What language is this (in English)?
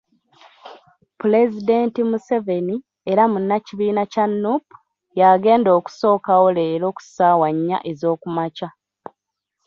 Ganda